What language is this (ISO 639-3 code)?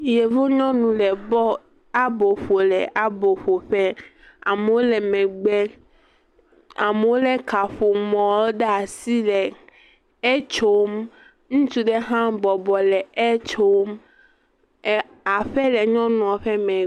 ewe